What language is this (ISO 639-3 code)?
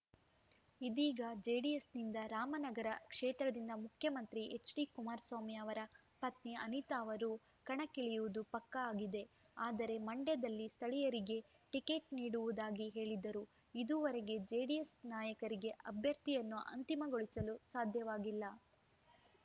kan